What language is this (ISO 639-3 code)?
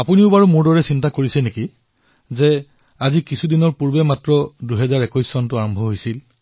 asm